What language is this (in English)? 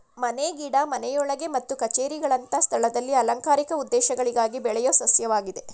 Kannada